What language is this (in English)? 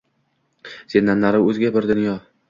Uzbek